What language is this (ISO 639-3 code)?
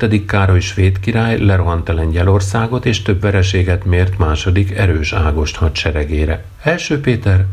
hun